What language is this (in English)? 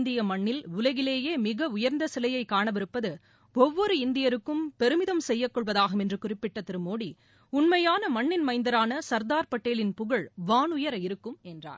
Tamil